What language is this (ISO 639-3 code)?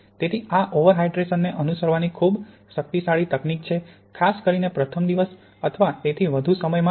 guj